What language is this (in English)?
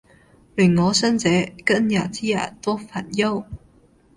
Cantonese